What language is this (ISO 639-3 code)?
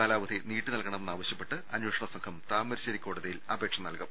mal